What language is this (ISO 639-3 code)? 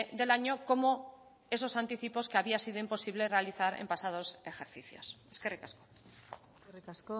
spa